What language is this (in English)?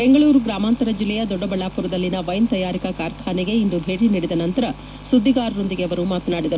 Kannada